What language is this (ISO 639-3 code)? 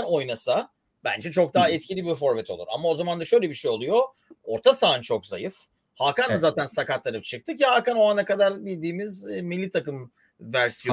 tur